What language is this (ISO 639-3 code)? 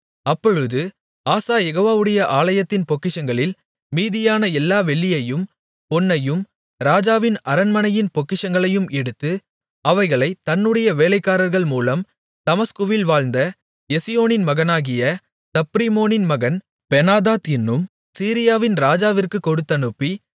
tam